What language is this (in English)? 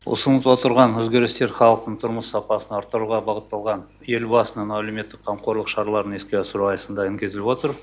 Kazakh